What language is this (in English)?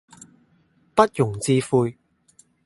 Cantonese